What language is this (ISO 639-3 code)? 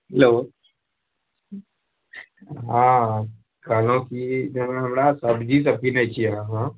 mai